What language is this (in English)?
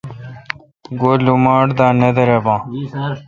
Kalkoti